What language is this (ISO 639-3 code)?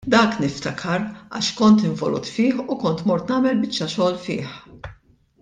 mlt